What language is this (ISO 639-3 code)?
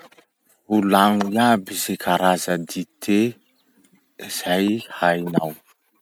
msh